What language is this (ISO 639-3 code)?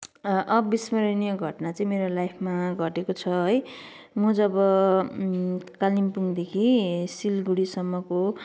nep